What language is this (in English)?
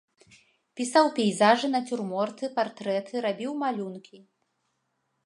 Belarusian